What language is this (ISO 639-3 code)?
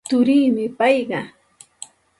qxt